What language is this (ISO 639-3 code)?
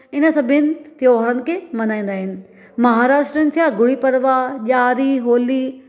snd